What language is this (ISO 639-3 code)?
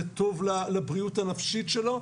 heb